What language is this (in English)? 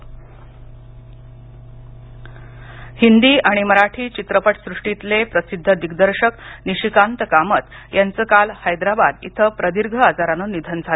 Marathi